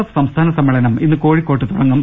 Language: Malayalam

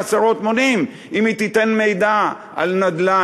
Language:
Hebrew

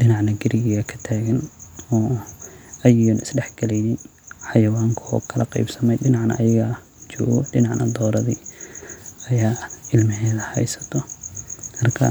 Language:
Somali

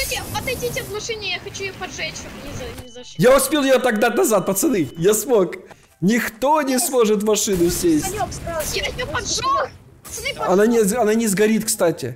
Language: Russian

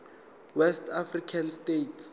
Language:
Zulu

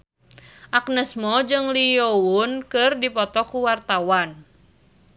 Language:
Sundanese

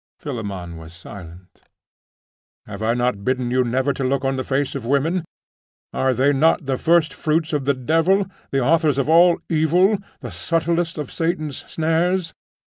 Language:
English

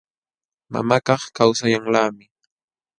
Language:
Jauja Wanca Quechua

